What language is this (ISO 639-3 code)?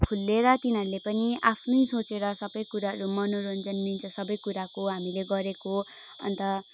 nep